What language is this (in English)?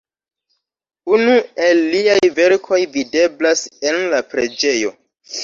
Esperanto